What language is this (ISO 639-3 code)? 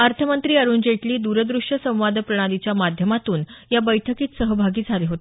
mar